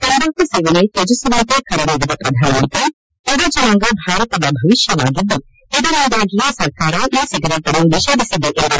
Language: Kannada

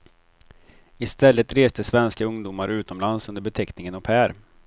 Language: Swedish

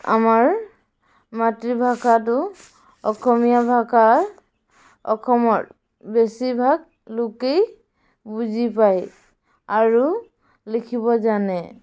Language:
Assamese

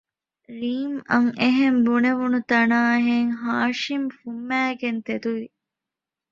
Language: Divehi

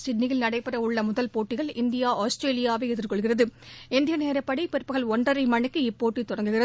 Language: Tamil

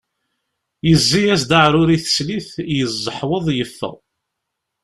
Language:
Kabyle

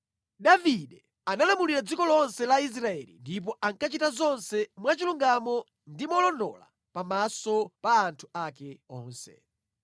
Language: Nyanja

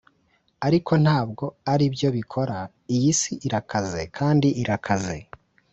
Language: Kinyarwanda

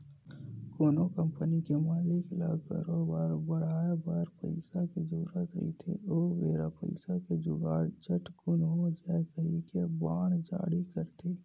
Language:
Chhattisgarhi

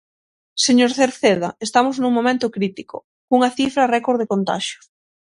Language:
Galician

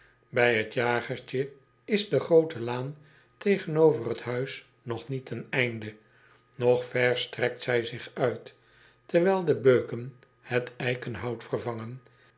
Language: Dutch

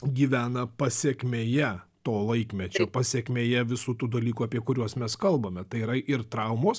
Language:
Lithuanian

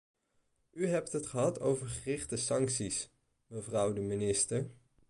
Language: Dutch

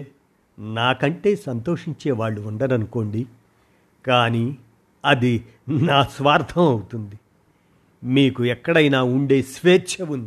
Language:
Telugu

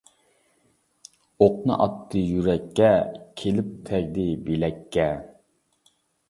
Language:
Uyghur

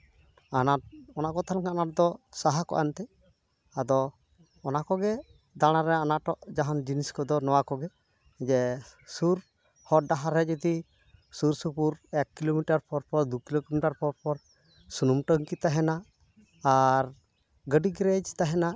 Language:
Santali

